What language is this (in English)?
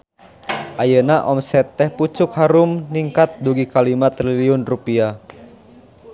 Sundanese